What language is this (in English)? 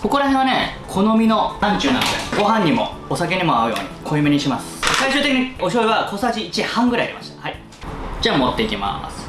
Japanese